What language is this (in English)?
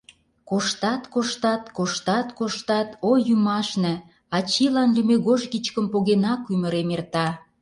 Mari